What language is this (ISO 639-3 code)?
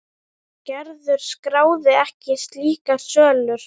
isl